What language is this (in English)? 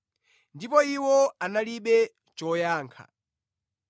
Nyanja